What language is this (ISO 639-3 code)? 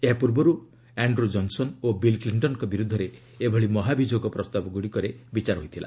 ori